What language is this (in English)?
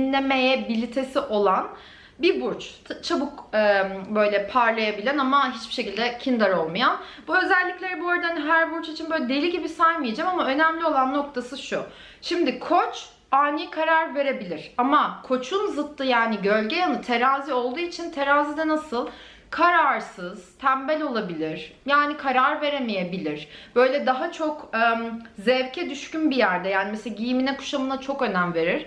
Turkish